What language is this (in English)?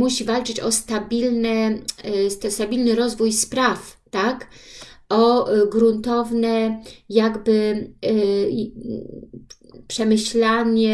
Polish